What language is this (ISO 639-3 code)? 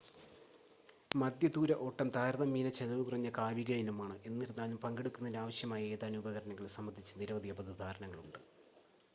mal